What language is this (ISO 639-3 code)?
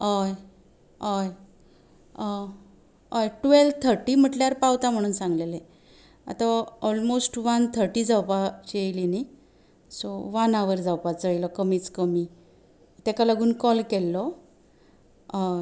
kok